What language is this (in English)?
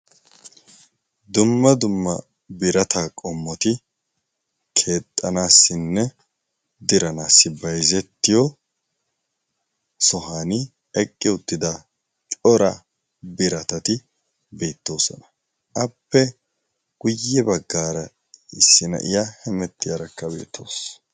Wolaytta